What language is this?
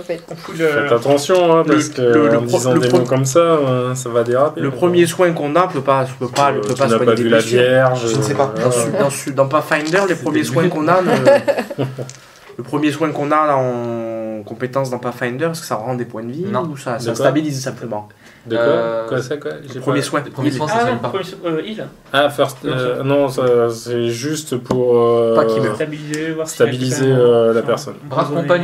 French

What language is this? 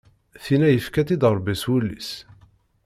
Kabyle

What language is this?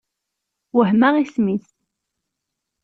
Kabyle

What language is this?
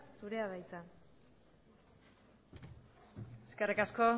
Basque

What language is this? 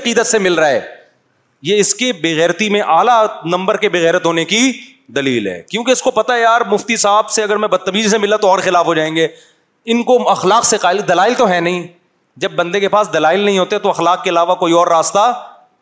Urdu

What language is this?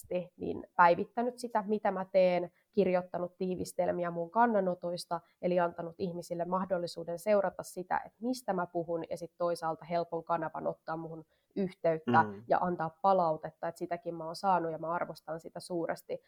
Finnish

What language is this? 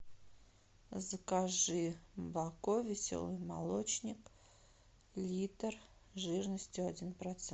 Russian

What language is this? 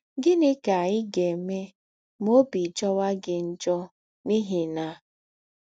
Igbo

